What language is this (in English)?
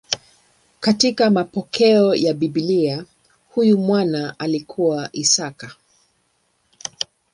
Swahili